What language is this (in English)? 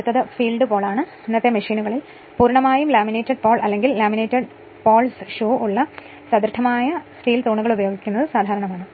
Malayalam